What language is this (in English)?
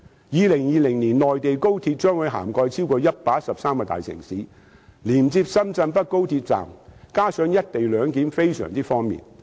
Cantonese